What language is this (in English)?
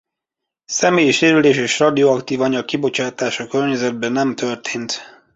Hungarian